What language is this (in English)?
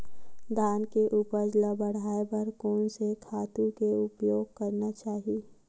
Chhattisgarhi